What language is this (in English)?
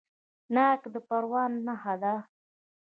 Pashto